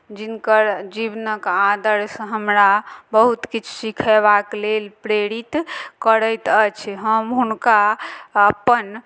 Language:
Maithili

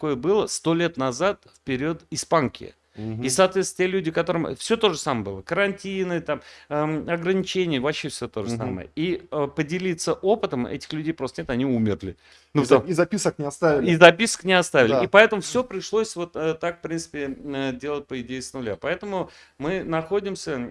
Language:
Russian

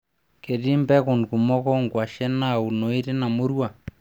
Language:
Masai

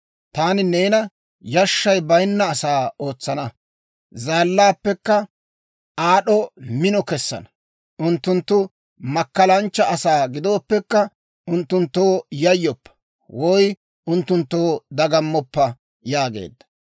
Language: Dawro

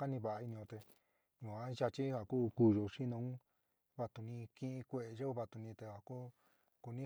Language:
San Miguel El Grande Mixtec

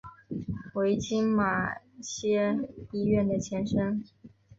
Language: Chinese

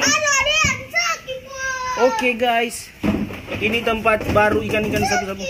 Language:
Indonesian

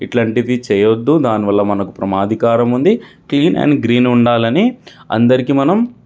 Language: Telugu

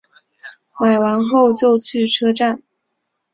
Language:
Chinese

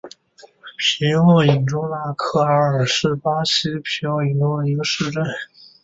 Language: Chinese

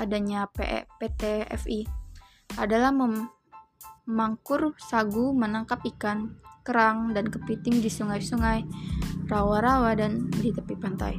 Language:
Indonesian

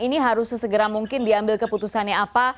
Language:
Indonesian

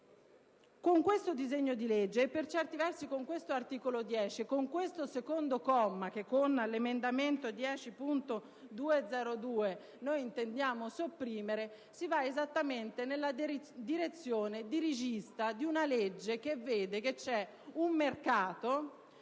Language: Italian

